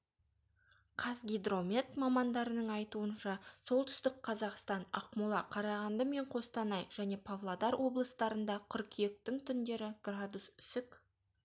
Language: Kazakh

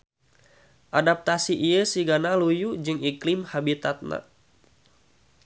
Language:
Sundanese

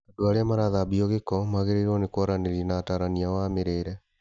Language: Kikuyu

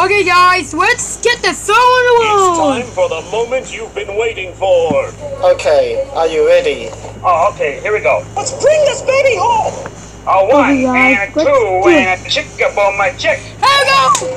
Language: English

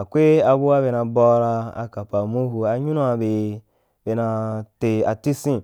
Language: Wapan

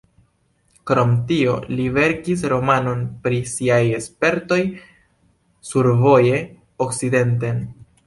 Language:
Esperanto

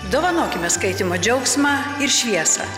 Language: Lithuanian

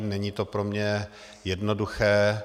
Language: Czech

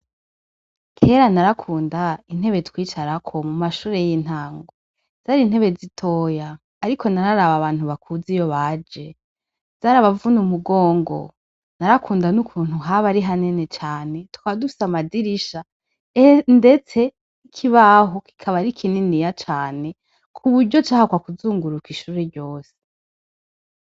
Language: Rundi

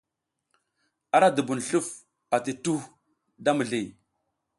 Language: South Giziga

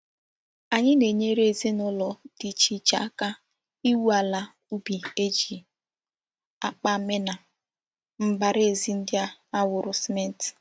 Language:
Igbo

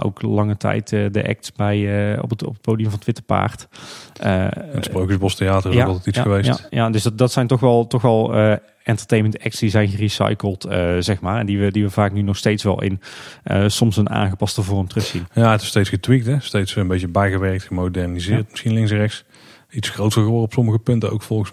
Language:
Dutch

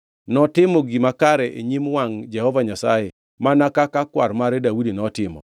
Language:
Luo (Kenya and Tanzania)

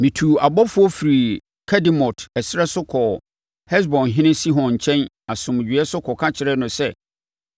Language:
Akan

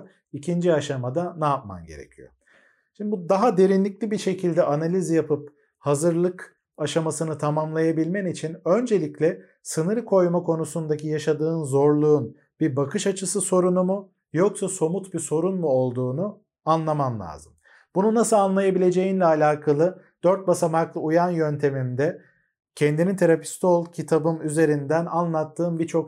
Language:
Turkish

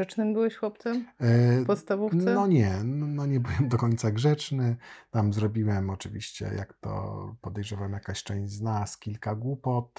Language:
Polish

